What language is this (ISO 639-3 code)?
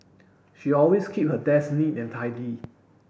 eng